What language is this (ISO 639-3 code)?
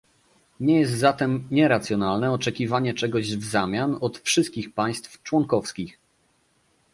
pol